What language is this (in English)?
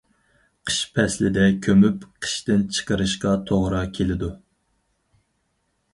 Uyghur